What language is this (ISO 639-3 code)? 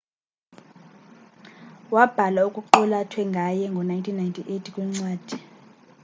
xho